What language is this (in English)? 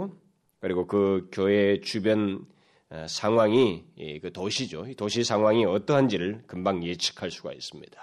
Korean